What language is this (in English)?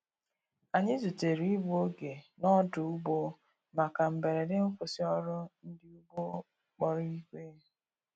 Igbo